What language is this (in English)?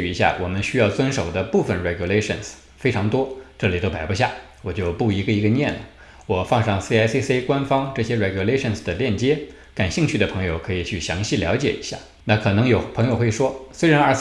Chinese